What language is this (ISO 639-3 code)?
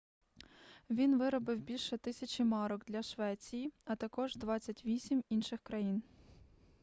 ukr